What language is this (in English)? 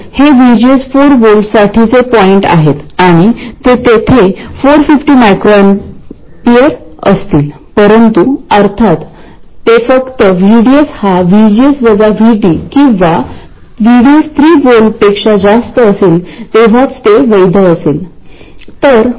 Marathi